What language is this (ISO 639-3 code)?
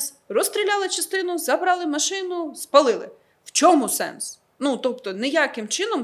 ukr